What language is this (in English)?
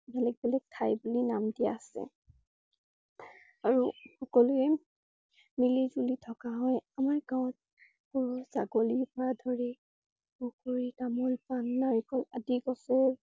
Assamese